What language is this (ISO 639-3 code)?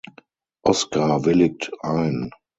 deu